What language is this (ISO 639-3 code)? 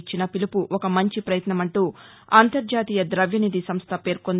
tel